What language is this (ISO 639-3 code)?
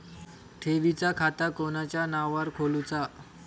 mar